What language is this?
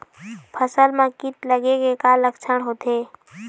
Chhattisgarhi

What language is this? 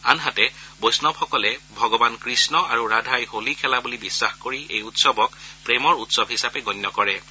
Assamese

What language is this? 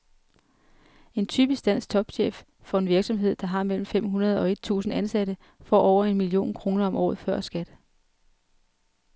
Danish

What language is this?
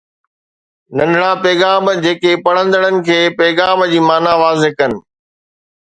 Sindhi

